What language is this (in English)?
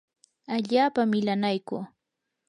Yanahuanca Pasco Quechua